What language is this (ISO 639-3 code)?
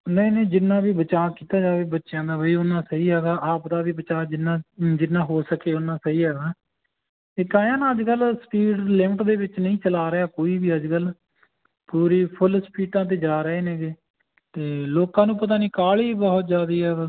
pan